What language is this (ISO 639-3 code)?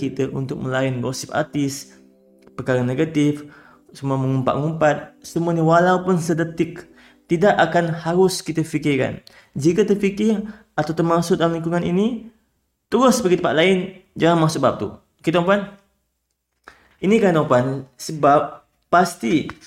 msa